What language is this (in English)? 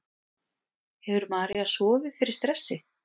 Icelandic